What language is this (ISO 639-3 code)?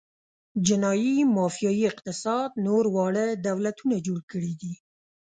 pus